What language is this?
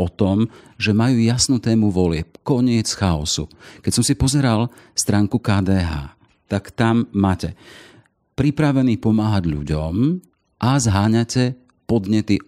Slovak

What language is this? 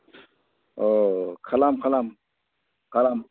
Bodo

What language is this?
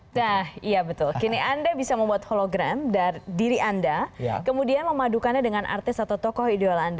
Indonesian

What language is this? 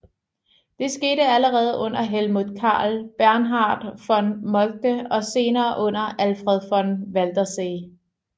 Danish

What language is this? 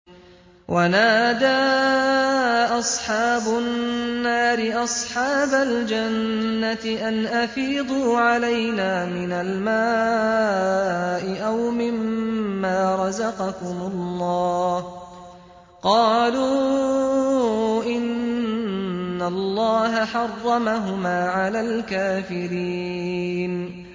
Arabic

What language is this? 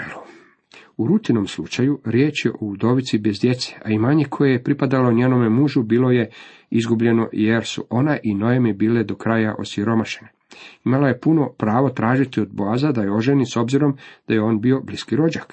Croatian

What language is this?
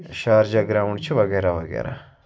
Kashmiri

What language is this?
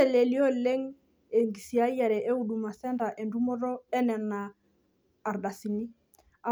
Masai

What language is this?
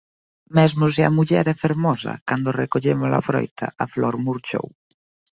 Galician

